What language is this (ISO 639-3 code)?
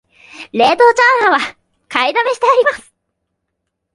jpn